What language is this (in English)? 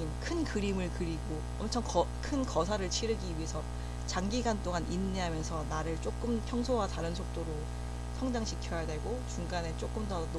Korean